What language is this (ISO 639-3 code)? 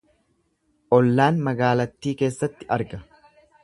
orm